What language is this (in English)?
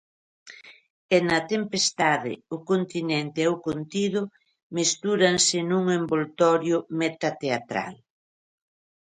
Galician